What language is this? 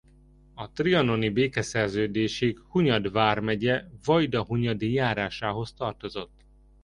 Hungarian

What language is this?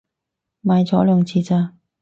Cantonese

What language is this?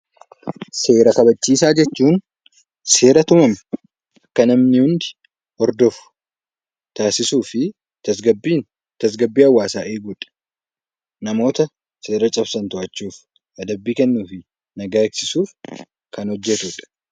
Oromo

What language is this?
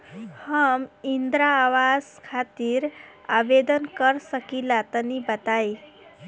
Bhojpuri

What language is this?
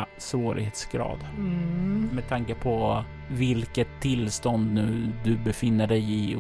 Swedish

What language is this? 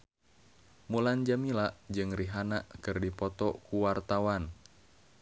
Sundanese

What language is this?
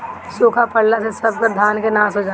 Bhojpuri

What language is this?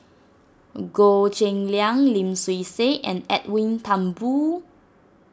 English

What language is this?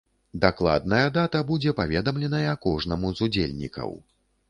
Belarusian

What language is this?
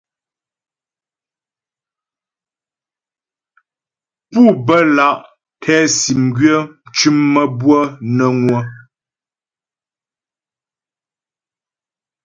Ghomala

